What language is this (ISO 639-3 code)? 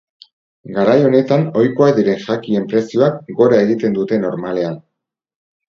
eus